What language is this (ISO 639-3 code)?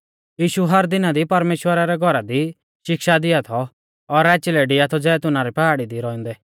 bfz